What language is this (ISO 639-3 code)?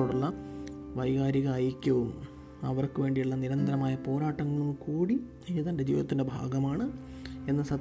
mal